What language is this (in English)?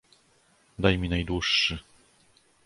Polish